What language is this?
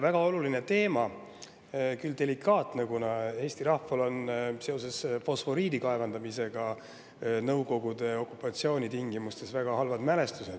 Estonian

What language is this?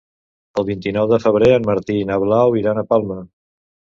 Catalan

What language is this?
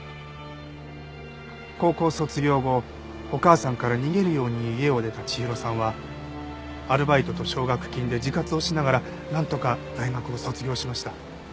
Japanese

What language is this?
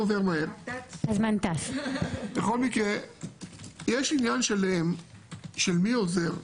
Hebrew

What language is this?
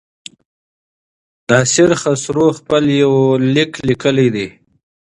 Pashto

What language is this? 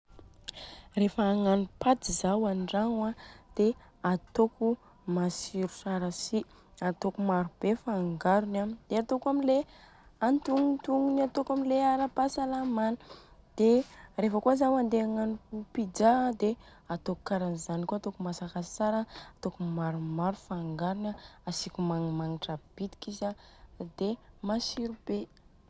Southern Betsimisaraka Malagasy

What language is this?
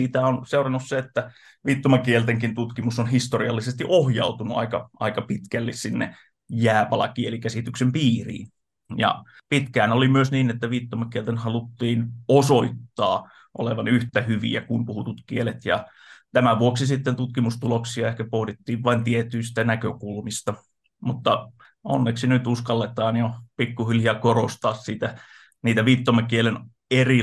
Finnish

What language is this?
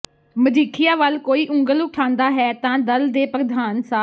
Punjabi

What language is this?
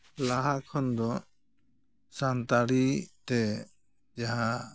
Santali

